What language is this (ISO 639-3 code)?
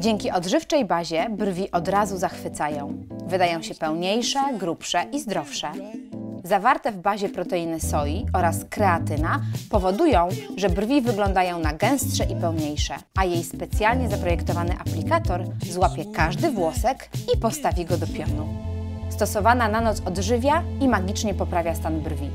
pol